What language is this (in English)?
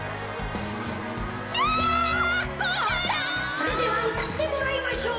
Japanese